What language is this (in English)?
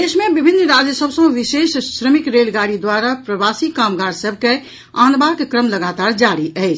Maithili